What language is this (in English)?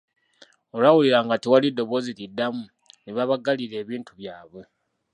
Ganda